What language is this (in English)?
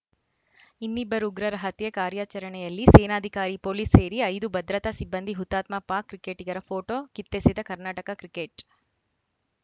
Kannada